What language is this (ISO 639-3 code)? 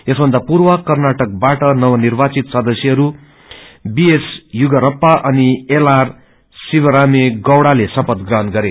nep